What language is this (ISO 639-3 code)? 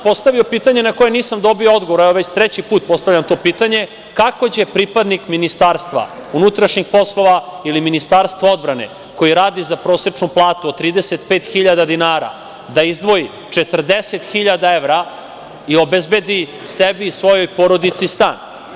srp